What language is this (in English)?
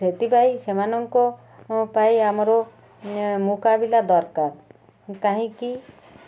Odia